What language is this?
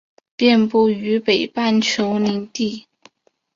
Chinese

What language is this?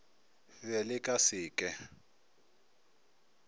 Northern Sotho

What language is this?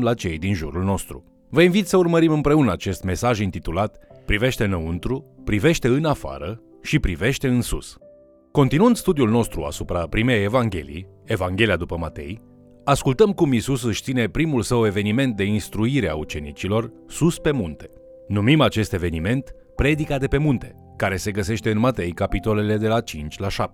Romanian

